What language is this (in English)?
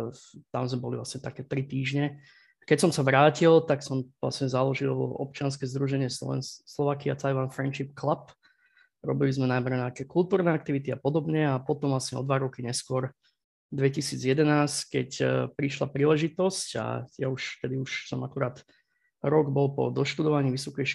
Slovak